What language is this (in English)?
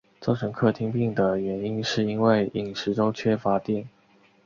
Chinese